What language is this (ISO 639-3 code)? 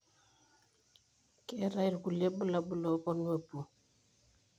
mas